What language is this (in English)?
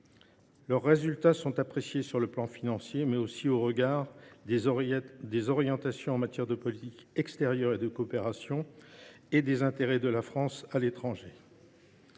French